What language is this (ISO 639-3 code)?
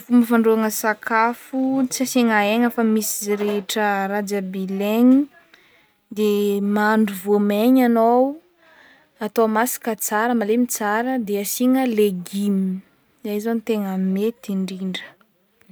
bmm